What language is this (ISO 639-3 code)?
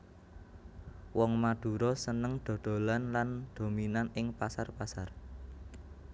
jav